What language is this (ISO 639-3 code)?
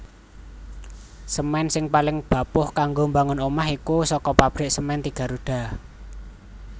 jav